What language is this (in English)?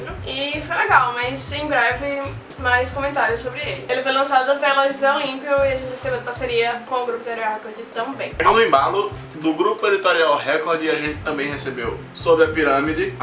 Portuguese